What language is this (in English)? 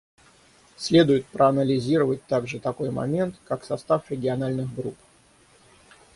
Russian